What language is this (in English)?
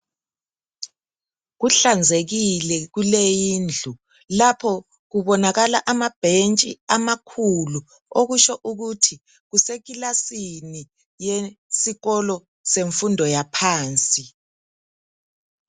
North Ndebele